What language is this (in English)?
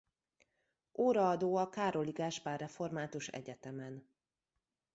Hungarian